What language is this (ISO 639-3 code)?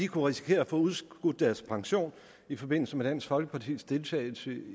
dan